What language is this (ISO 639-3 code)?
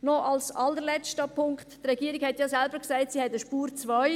gsw